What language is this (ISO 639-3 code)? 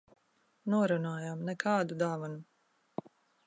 lav